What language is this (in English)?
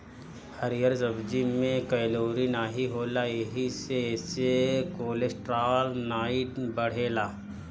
Bhojpuri